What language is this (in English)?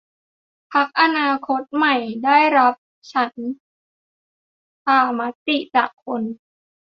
Thai